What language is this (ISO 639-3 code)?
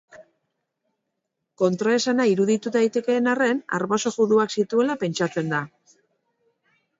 eus